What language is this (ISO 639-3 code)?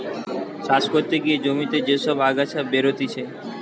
ben